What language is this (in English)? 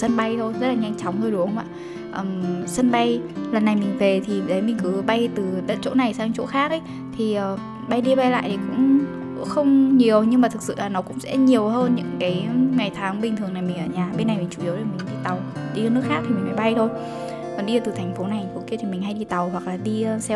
Vietnamese